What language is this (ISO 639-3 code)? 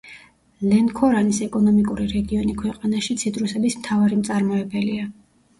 kat